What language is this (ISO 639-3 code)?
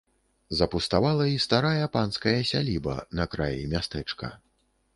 bel